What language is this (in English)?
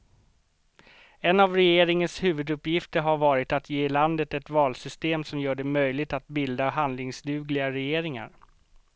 Swedish